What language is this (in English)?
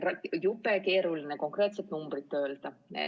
Estonian